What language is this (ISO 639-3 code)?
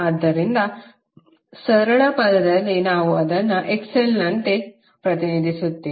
kan